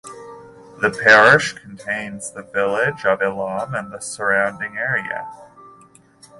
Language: English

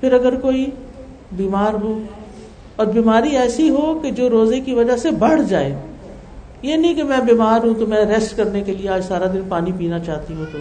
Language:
Urdu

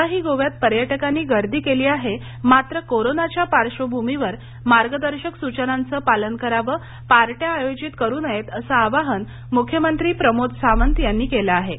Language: Marathi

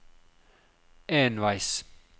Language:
Norwegian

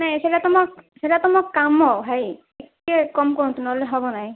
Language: Odia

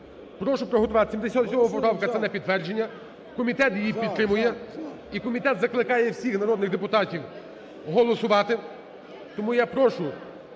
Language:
Ukrainian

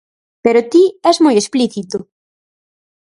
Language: Galician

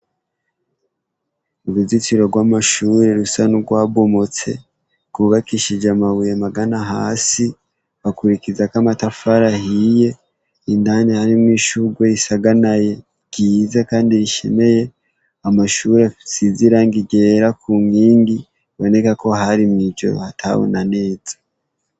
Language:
Rundi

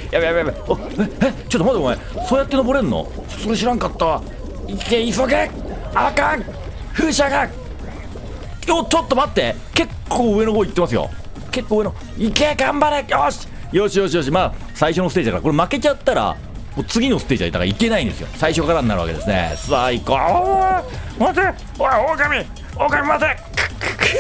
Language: Japanese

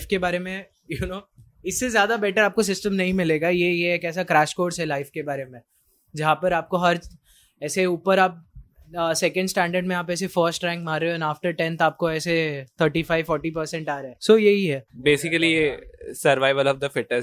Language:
Hindi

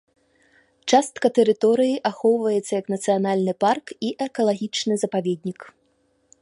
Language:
Belarusian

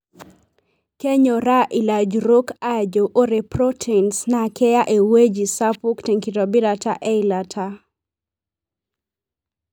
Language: Masai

